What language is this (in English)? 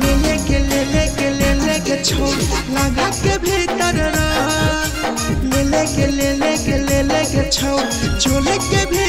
Arabic